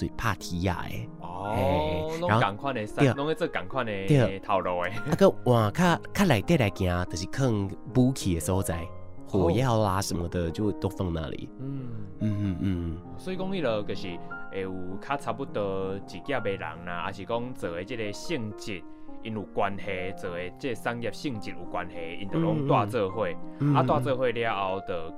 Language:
Chinese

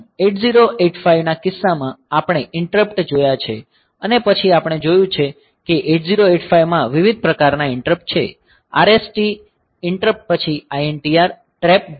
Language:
Gujarati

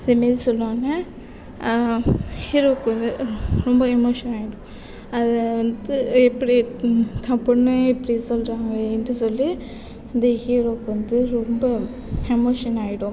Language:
Tamil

